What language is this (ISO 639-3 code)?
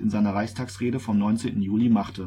deu